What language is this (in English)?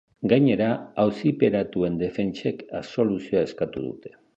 Basque